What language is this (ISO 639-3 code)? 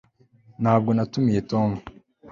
kin